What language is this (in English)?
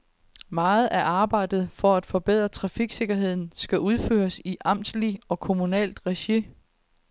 Danish